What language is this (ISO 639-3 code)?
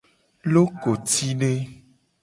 gej